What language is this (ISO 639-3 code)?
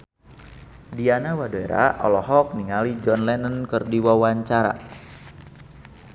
sun